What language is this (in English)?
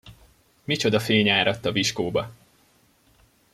Hungarian